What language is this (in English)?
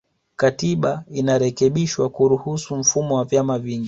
Swahili